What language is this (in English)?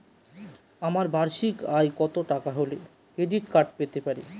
Bangla